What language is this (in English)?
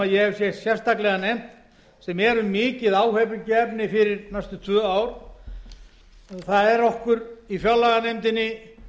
Icelandic